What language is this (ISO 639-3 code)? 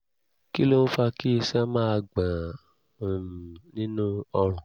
yor